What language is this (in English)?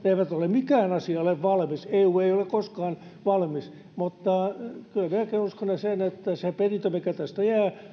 Finnish